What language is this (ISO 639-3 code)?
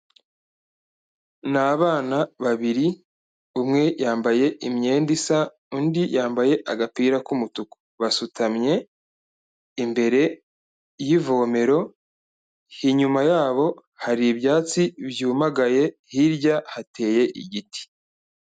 kin